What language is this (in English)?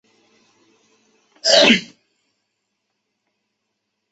Chinese